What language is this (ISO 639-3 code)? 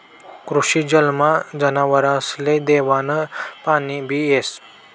mar